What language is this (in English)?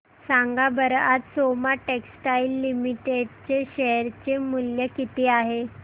Marathi